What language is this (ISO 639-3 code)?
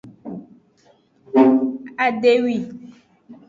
ajg